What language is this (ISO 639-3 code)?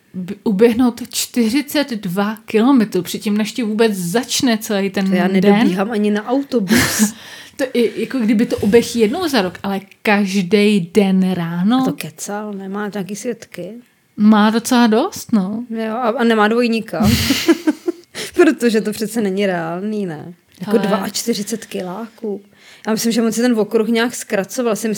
ces